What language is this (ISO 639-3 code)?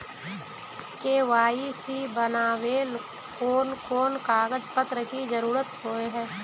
mag